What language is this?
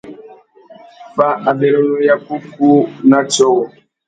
Tuki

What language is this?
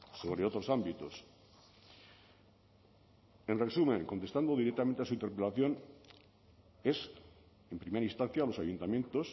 Spanish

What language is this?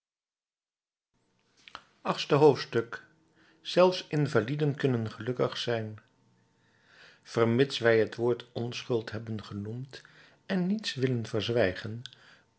Dutch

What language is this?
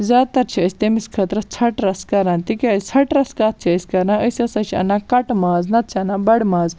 Kashmiri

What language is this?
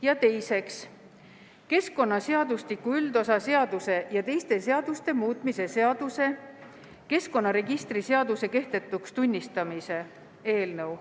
Estonian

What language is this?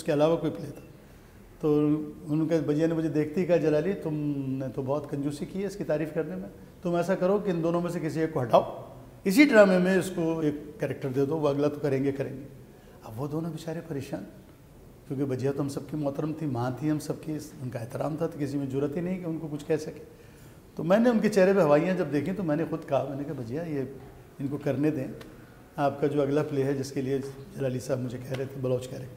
Hindi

